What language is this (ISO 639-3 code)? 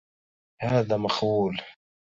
ara